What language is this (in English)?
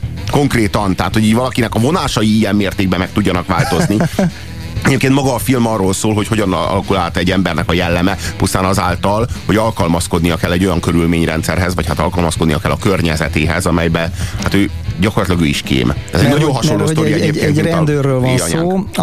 Hungarian